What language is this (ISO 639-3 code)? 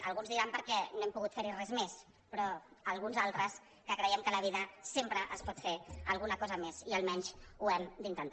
cat